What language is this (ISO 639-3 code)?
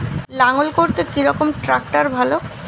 ben